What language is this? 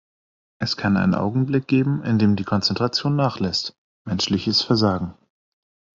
German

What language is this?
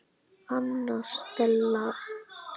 Icelandic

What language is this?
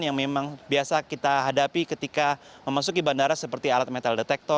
Indonesian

